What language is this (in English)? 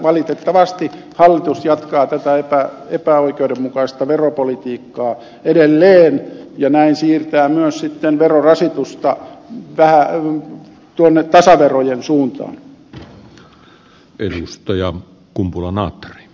Finnish